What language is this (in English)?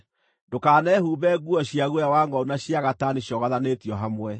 Kikuyu